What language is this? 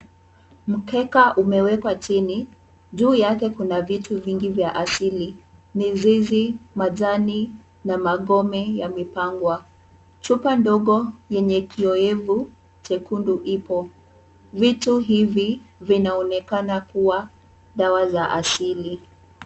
Swahili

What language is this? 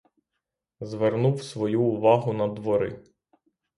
Ukrainian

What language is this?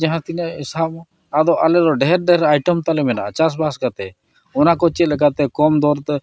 Santali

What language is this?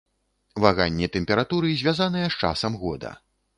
Belarusian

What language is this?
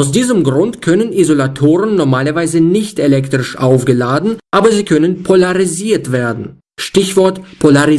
German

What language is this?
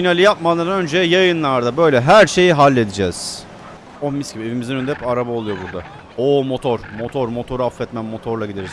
Turkish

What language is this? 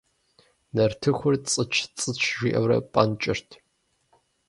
Kabardian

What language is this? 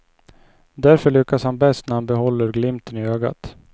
Swedish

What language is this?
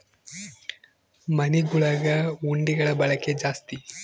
Kannada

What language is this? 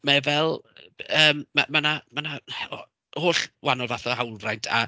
Welsh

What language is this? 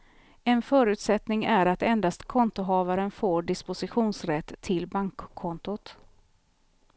Swedish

